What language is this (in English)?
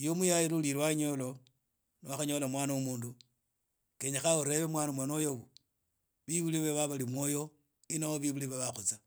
Idakho-Isukha-Tiriki